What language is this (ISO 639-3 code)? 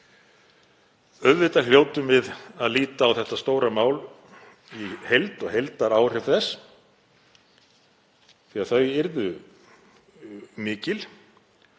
isl